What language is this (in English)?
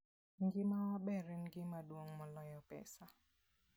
Luo (Kenya and Tanzania)